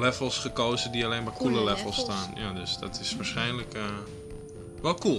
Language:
Dutch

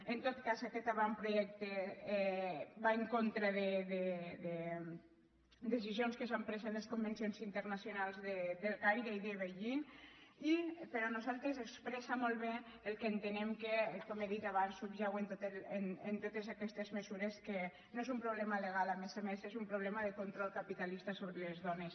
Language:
Catalan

